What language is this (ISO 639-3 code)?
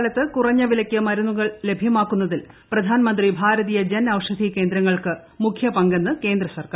mal